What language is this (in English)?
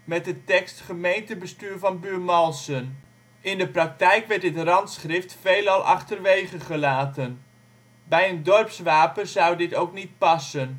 Dutch